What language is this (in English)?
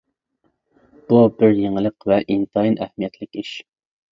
Uyghur